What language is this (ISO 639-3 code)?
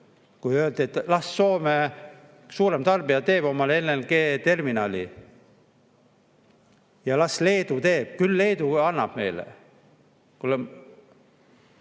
est